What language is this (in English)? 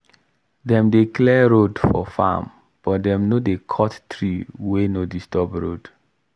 Nigerian Pidgin